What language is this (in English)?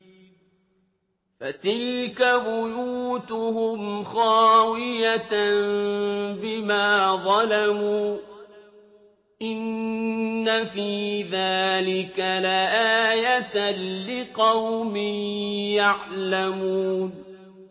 Arabic